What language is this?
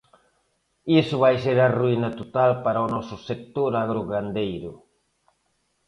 Galician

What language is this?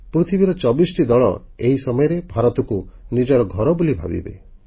Odia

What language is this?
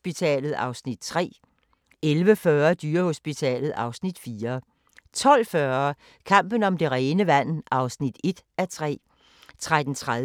Danish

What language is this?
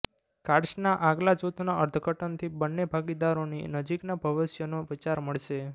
Gujarati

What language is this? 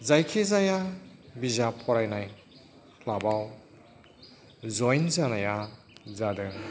Bodo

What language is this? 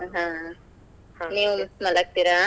Kannada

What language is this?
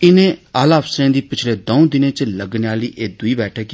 Dogri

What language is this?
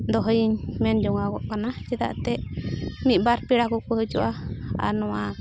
Santali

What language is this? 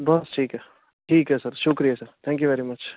Punjabi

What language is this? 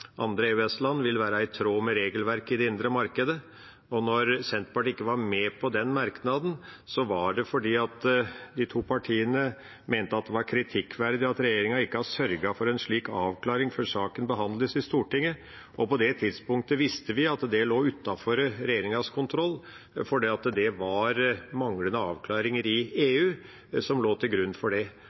Norwegian Bokmål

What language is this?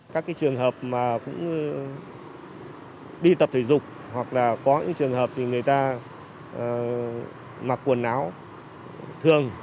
Vietnamese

